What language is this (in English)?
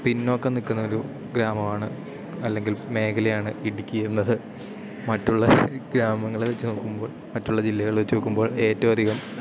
Malayalam